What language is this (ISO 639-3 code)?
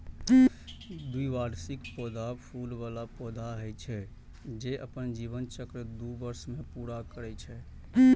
mai